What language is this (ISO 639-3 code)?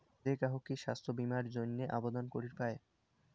ben